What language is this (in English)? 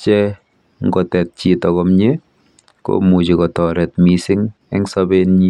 Kalenjin